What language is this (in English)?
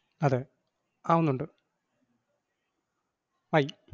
Malayalam